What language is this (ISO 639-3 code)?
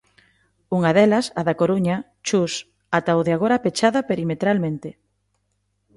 glg